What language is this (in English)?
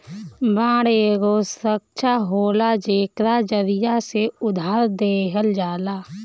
Bhojpuri